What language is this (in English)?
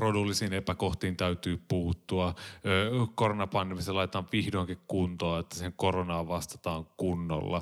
Finnish